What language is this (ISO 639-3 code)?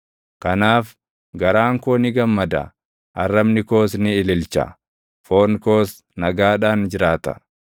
orm